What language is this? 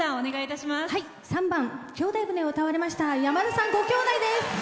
Japanese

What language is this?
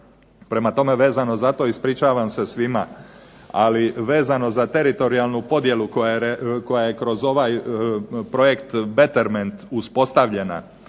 Croatian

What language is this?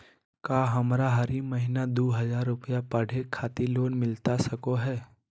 Magahi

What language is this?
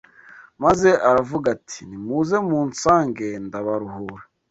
Kinyarwanda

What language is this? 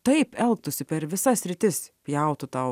Lithuanian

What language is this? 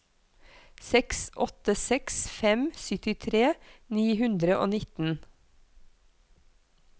Norwegian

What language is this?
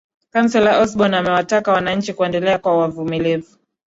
Swahili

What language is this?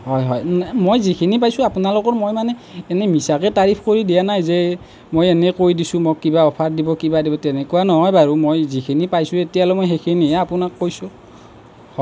Assamese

